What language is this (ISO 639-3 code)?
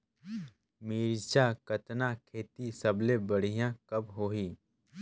hne